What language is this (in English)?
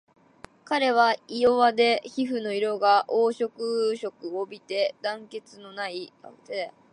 Japanese